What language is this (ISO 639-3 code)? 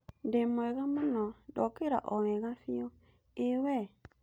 kik